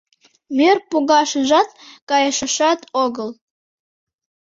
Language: Mari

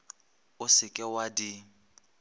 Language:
Northern Sotho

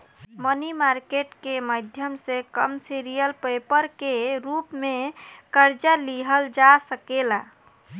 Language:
Bhojpuri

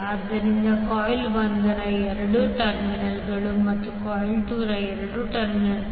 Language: Kannada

